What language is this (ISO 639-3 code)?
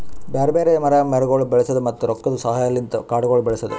kan